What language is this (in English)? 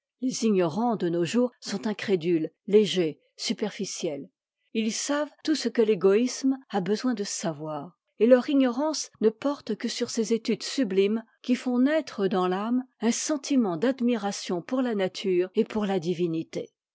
French